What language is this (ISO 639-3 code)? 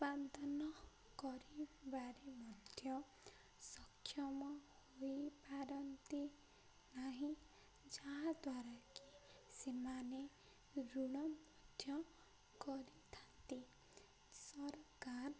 ori